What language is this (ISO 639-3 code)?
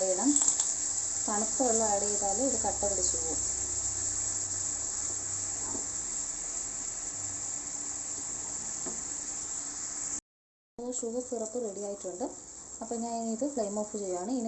tur